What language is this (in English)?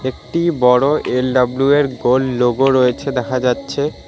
Bangla